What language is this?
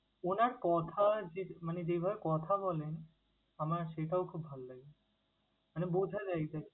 Bangla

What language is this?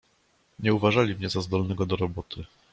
Polish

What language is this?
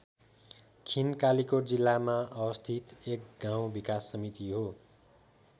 Nepali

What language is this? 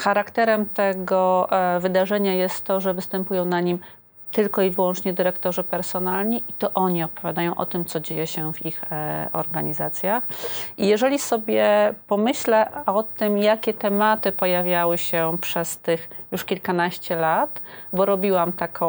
Polish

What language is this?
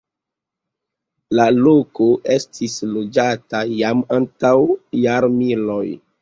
Esperanto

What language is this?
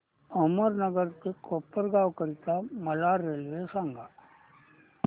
Marathi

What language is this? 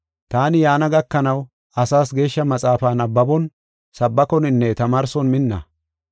Gofa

